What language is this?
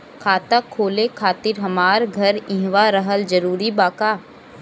Bhojpuri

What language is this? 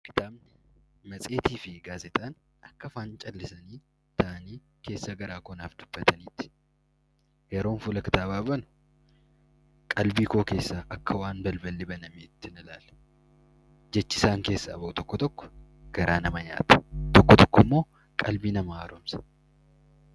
Oromo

